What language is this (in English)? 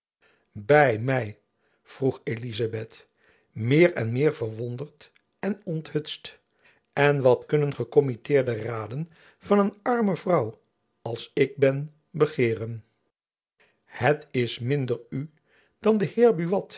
Dutch